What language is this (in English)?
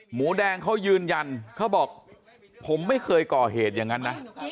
Thai